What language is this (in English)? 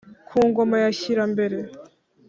Kinyarwanda